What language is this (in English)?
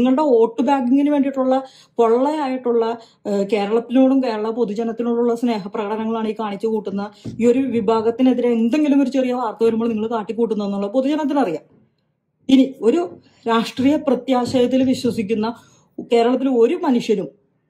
Arabic